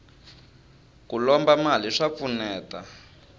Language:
Tsonga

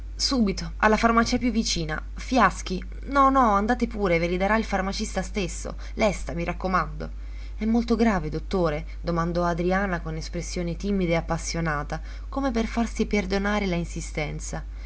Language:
Italian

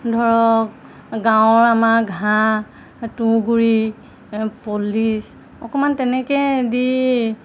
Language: Assamese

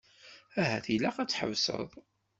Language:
Kabyle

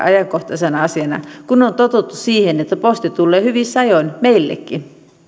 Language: Finnish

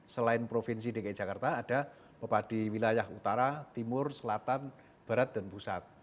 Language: Indonesian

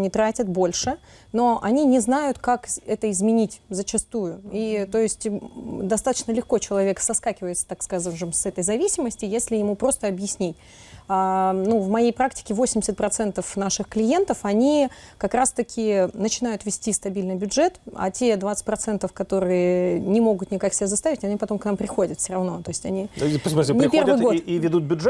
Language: Russian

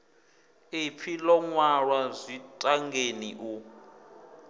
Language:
Venda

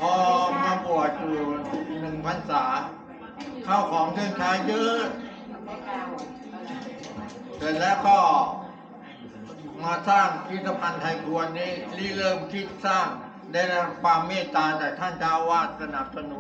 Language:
Thai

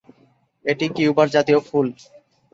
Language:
Bangla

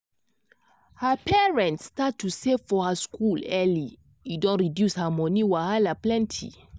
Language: Nigerian Pidgin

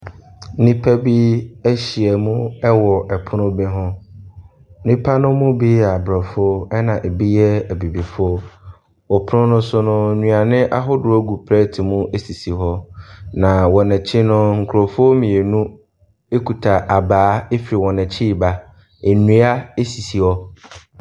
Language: Akan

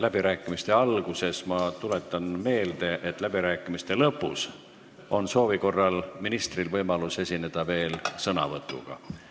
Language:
Estonian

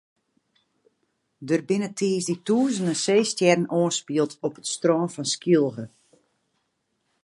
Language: Western Frisian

